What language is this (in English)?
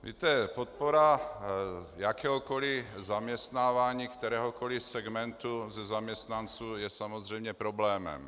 Czech